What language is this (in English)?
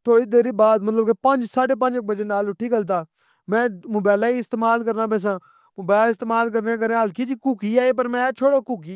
Pahari-Potwari